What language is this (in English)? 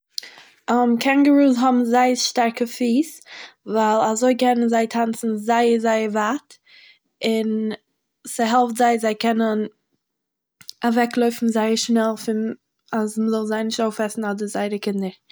Yiddish